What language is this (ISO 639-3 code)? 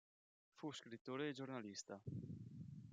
ita